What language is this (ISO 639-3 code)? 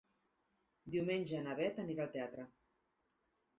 cat